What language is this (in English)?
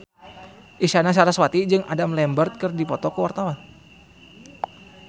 Sundanese